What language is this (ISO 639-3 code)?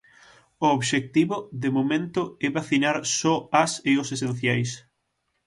glg